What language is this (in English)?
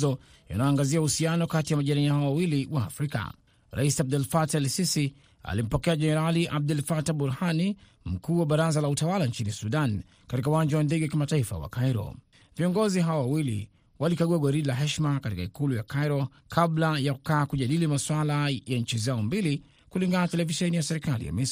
Swahili